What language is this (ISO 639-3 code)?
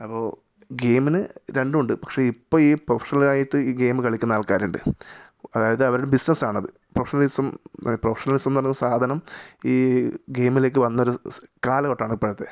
mal